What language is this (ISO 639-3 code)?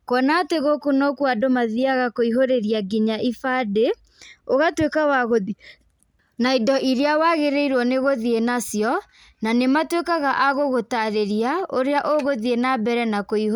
kik